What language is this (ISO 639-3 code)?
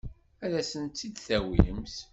kab